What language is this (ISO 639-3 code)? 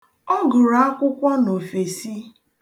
ibo